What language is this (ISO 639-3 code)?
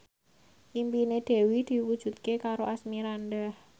jav